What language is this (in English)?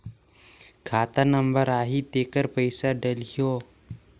Chhattisgarhi